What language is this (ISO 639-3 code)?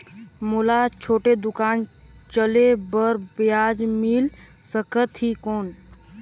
hne